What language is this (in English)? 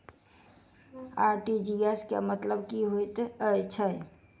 Maithili